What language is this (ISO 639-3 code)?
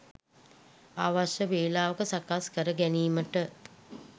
sin